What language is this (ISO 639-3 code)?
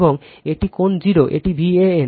ben